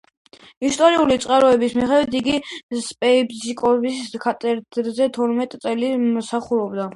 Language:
Georgian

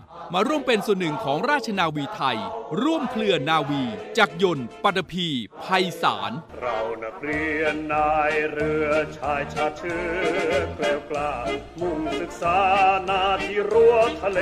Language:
Thai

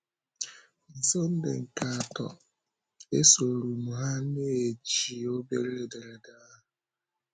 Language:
Igbo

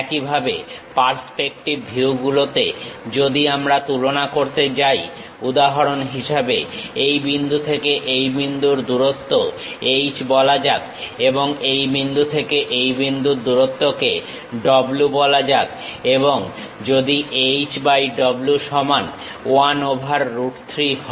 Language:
Bangla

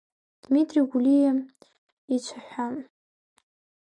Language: Abkhazian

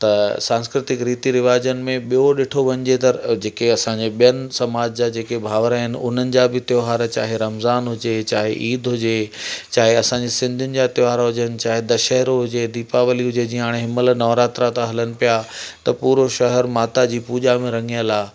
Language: Sindhi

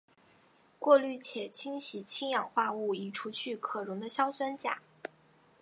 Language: Chinese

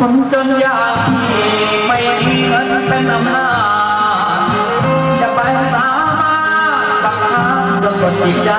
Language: Thai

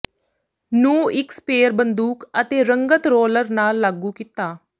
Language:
Punjabi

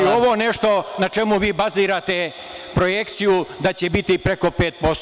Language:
Serbian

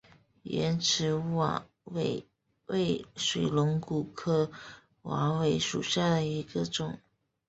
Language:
Chinese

